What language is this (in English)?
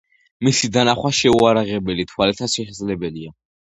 Georgian